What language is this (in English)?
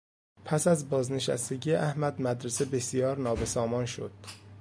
Persian